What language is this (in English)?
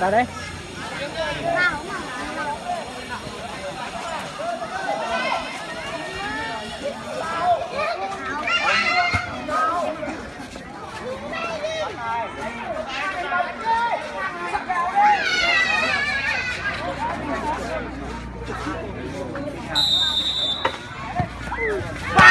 Vietnamese